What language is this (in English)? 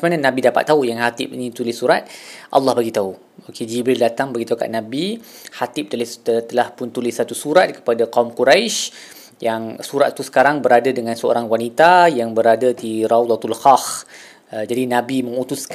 Malay